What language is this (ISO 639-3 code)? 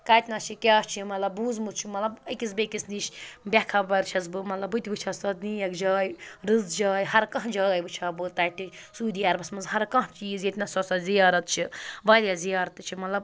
kas